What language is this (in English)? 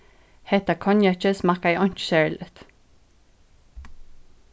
Faroese